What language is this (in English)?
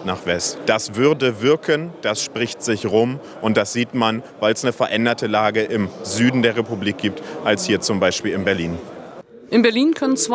German